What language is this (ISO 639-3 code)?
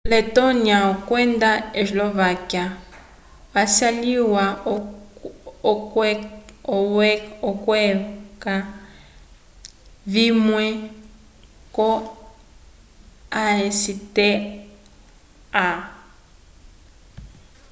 umb